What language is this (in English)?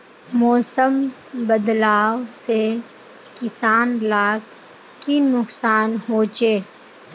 Magahi